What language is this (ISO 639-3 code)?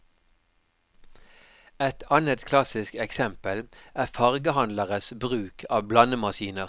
nor